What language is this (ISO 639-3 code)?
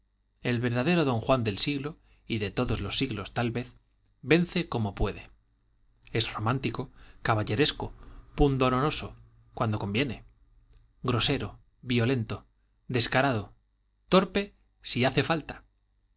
spa